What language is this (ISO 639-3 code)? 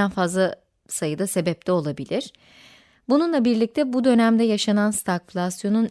tur